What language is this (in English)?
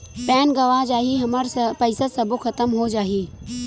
Chhattisgarhi